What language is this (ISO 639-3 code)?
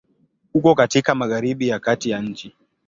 swa